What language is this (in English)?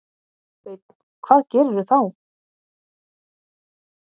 Icelandic